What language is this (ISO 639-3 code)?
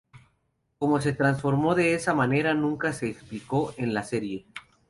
spa